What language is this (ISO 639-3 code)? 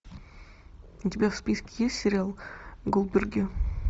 rus